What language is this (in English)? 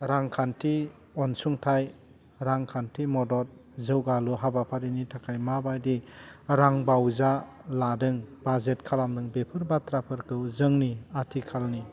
Bodo